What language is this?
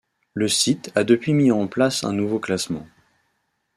French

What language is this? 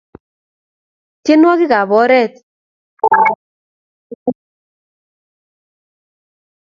Kalenjin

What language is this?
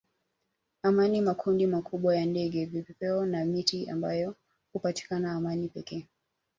Swahili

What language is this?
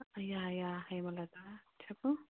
Telugu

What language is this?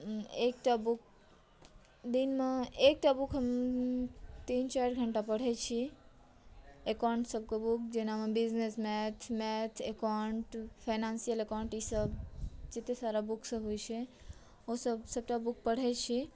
Maithili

